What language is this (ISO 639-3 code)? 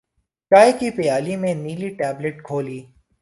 urd